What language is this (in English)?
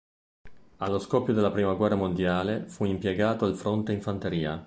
Italian